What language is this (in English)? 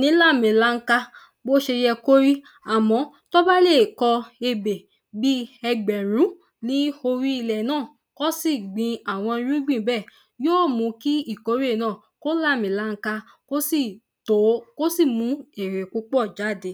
Yoruba